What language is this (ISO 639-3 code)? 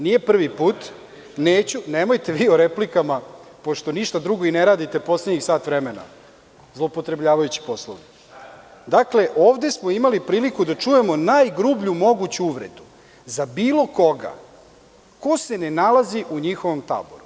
srp